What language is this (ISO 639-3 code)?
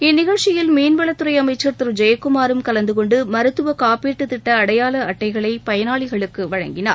tam